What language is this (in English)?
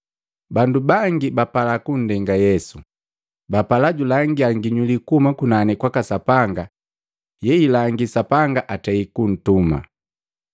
Matengo